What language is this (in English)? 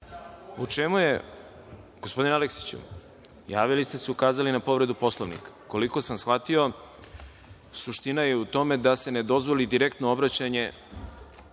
Serbian